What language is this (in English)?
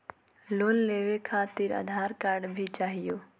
Magahi